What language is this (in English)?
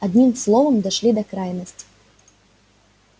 Russian